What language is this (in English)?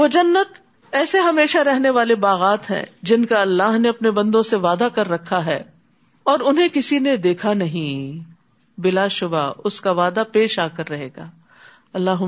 Urdu